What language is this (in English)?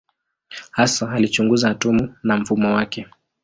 Swahili